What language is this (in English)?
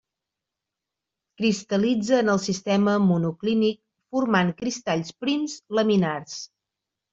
Catalan